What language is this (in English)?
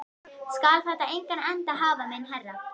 Icelandic